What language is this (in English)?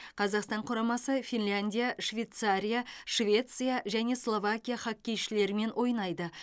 Kazakh